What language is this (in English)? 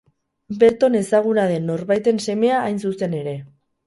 Basque